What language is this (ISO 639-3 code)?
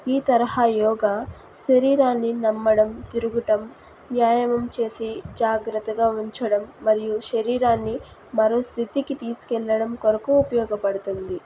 tel